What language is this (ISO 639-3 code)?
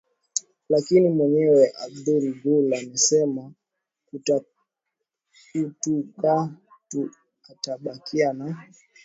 swa